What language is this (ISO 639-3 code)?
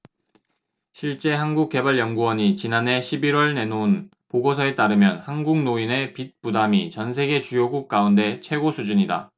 kor